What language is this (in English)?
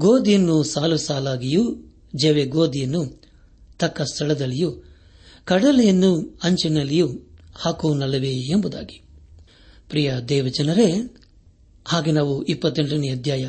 Kannada